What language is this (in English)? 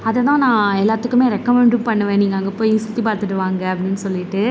Tamil